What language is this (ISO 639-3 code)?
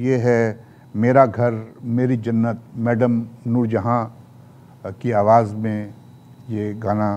hin